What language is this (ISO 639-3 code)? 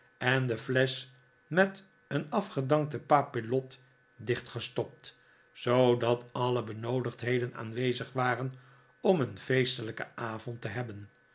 nld